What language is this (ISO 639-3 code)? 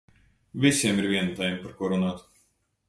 lav